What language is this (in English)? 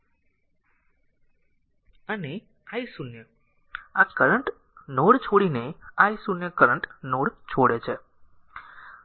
Gujarati